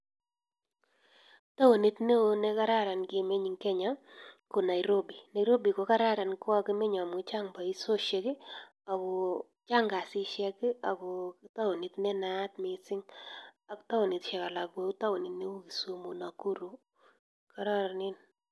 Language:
Kalenjin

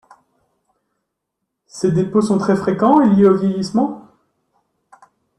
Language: French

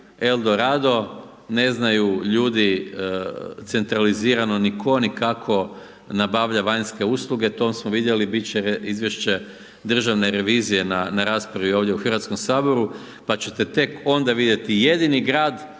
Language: Croatian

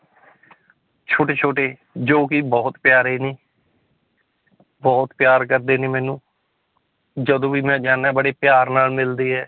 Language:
Punjabi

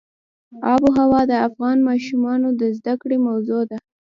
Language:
Pashto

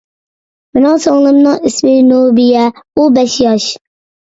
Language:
Uyghur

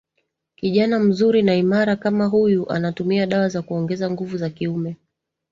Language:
Swahili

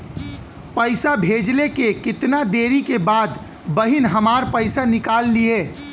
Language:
Bhojpuri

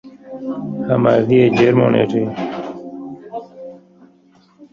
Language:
Persian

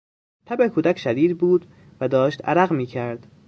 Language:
Persian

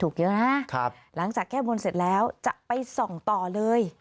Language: Thai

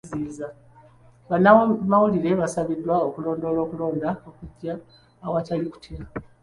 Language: Ganda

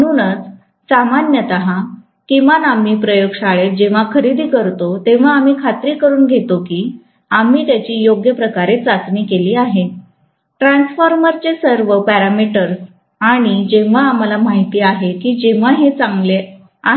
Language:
Marathi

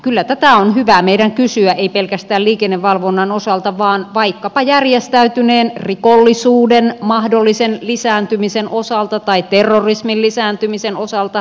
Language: Finnish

